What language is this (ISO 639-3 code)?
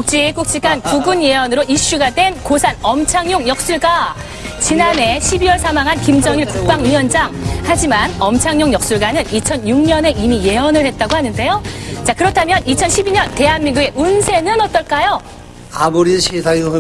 kor